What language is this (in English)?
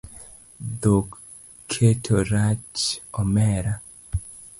Luo (Kenya and Tanzania)